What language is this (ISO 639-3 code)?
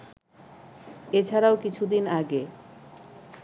ben